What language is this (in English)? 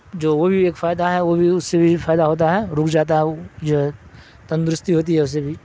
Urdu